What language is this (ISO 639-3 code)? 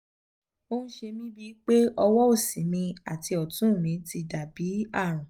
yor